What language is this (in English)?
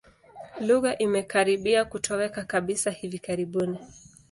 Swahili